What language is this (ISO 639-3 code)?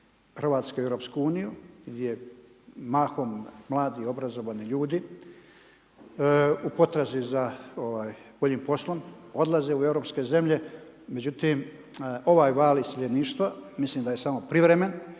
hrv